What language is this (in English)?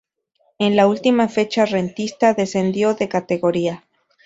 Spanish